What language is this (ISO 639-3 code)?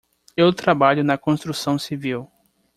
por